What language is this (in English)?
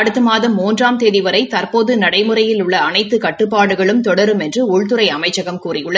Tamil